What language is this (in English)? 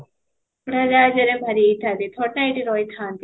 Odia